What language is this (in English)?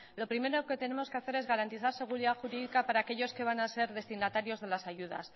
Spanish